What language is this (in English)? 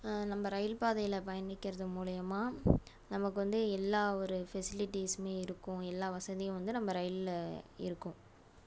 Tamil